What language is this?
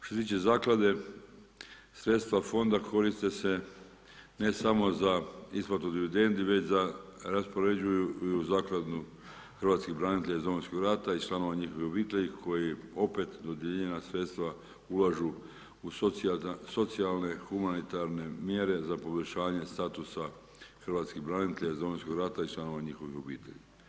Croatian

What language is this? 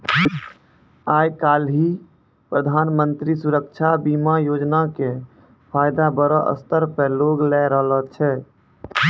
Maithili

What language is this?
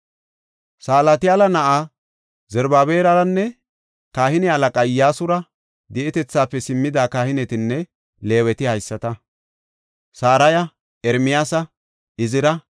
Gofa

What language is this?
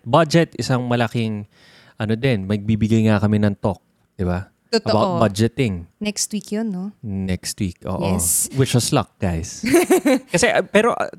Filipino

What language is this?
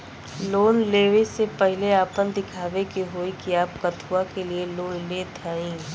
Bhojpuri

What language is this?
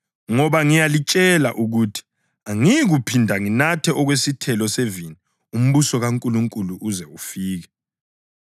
North Ndebele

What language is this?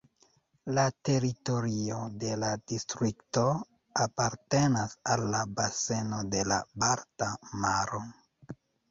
Esperanto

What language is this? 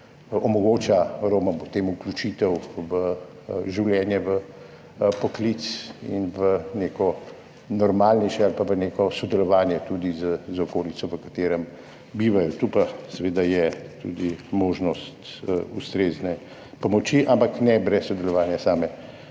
Slovenian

